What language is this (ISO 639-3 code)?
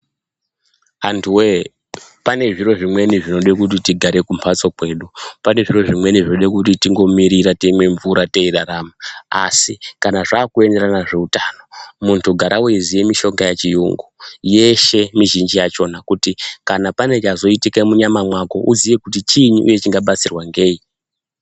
ndc